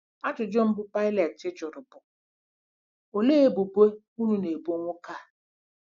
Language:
Igbo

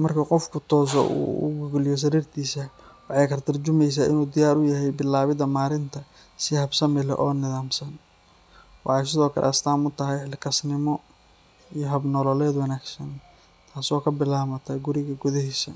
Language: Somali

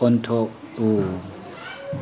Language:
Manipuri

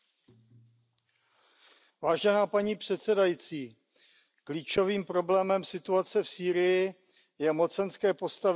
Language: Czech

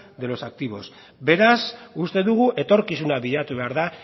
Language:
Basque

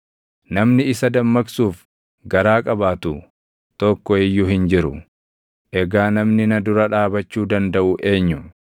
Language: Oromo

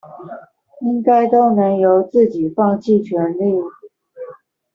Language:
Chinese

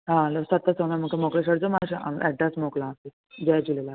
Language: Sindhi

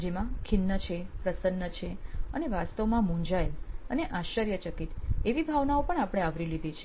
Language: Gujarati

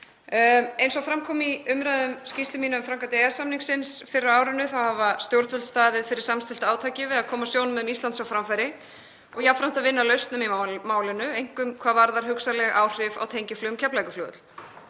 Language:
Icelandic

